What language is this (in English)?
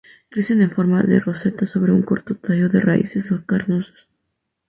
Spanish